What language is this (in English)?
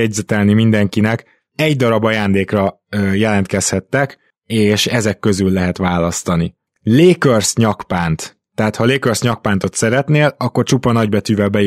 Hungarian